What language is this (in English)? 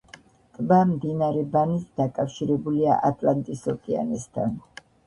Georgian